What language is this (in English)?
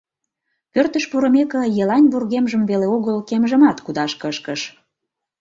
Mari